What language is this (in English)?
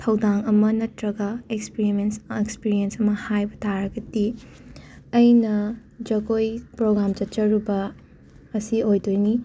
Manipuri